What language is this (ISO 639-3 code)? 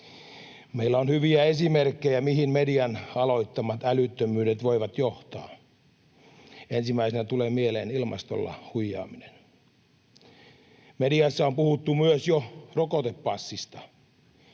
fin